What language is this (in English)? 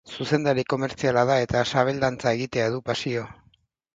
Basque